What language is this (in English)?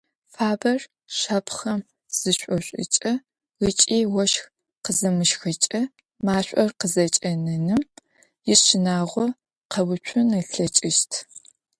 Adyghe